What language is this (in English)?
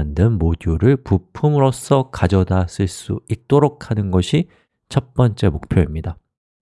Korean